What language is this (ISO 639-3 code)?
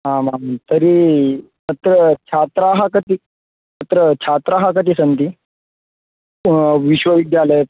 san